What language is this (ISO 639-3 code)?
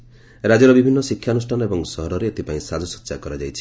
ori